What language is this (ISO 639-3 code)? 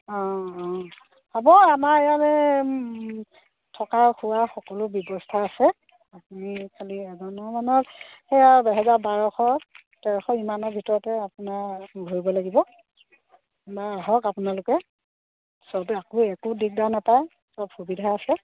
asm